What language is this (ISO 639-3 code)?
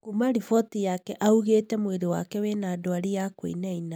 kik